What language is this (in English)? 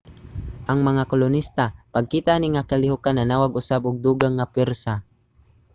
Cebuano